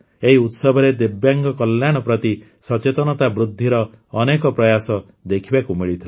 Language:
Odia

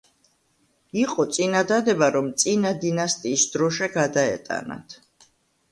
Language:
Georgian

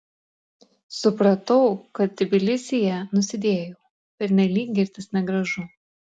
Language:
Lithuanian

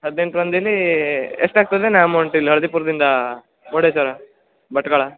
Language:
Kannada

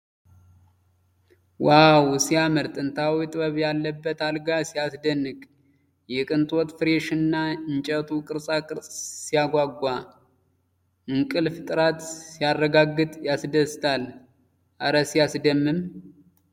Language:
Amharic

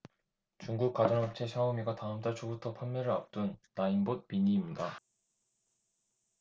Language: Korean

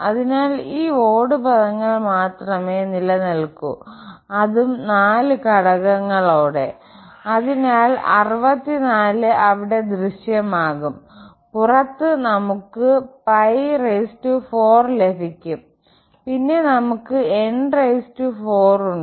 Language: Malayalam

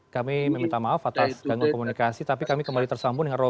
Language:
Indonesian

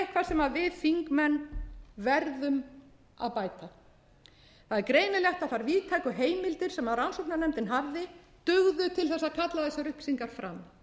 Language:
Icelandic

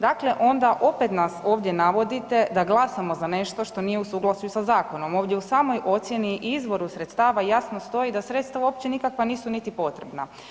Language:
Croatian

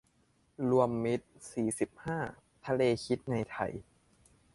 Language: Thai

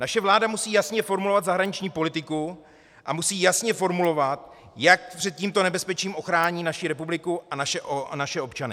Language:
Czech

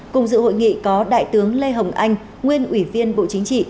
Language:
Vietnamese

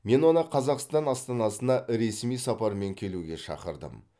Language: Kazakh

